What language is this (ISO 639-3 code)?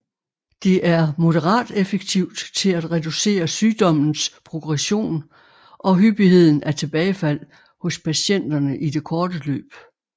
dan